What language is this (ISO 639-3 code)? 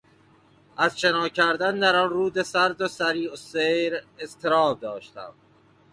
fas